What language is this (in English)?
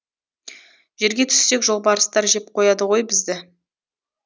Kazakh